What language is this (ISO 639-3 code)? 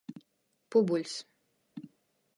ltg